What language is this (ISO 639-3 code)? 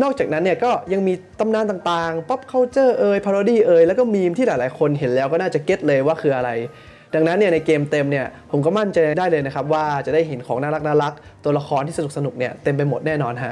tha